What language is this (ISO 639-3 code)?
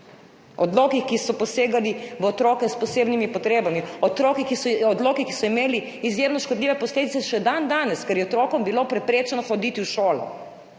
slv